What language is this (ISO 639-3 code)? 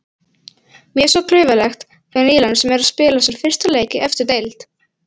isl